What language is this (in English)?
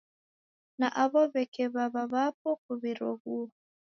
Taita